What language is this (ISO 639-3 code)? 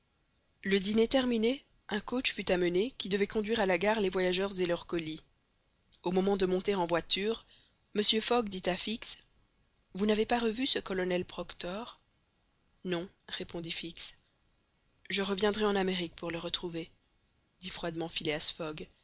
fra